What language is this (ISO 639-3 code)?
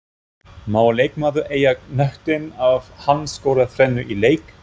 isl